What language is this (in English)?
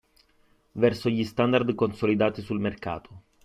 Italian